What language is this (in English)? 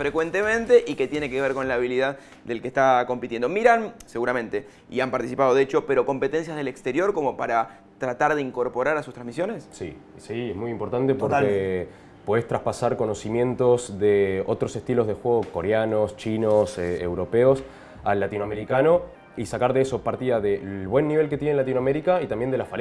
Spanish